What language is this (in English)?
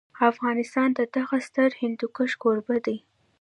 Pashto